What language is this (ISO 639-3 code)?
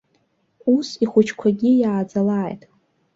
abk